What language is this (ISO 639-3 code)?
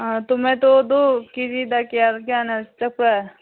mni